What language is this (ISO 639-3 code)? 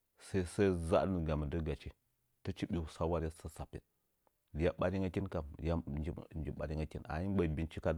nja